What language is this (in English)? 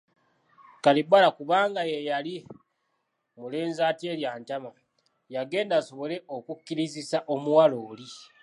Ganda